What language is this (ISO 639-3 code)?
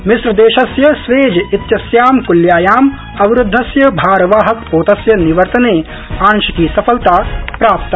san